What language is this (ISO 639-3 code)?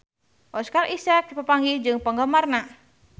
sun